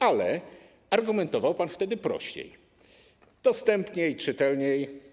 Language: Polish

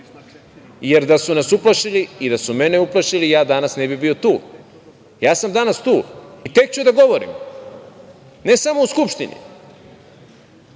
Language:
Serbian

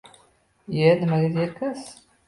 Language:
Uzbek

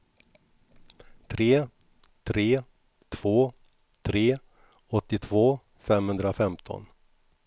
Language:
Swedish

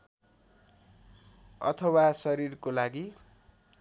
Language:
Nepali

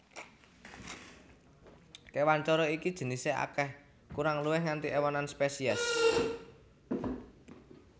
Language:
Javanese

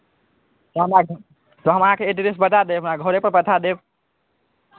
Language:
Maithili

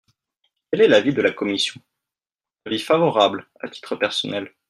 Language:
French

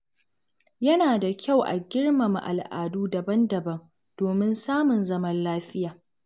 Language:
Hausa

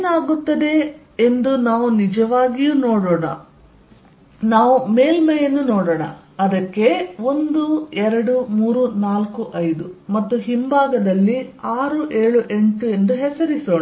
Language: Kannada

